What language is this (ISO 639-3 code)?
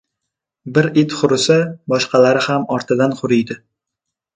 uzb